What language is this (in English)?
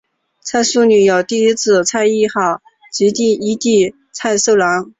Chinese